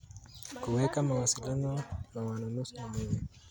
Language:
Kalenjin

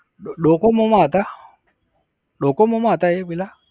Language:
Gujarati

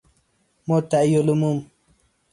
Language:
Persian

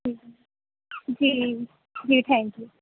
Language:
Urdu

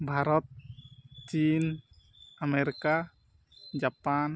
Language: Santali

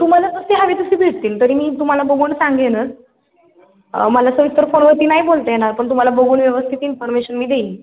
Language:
Marathi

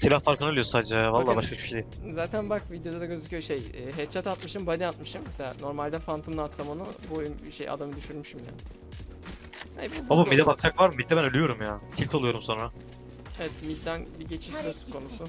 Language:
Turkish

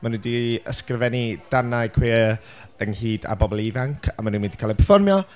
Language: Welsh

